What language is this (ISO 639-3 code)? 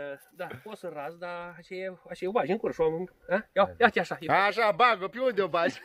ron